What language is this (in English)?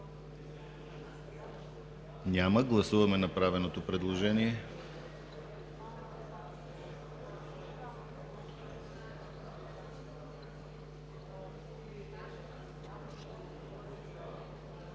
Bulgarian